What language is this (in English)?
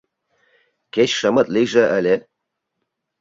Mari